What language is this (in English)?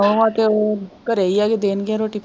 Punjabi